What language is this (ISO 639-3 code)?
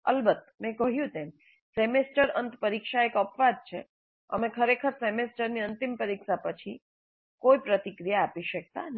guj